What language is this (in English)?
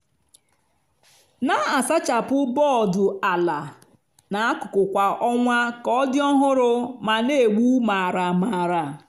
Igbo